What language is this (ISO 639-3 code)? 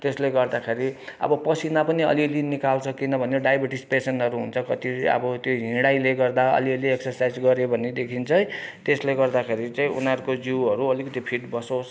nep